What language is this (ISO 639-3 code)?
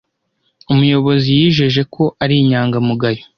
kin